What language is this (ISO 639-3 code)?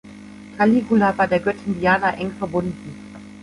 deu